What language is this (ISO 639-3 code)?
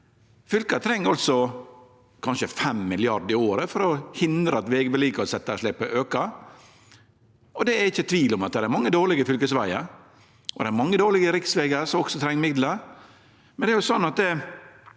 nor